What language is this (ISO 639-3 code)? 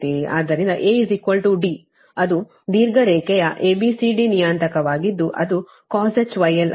kan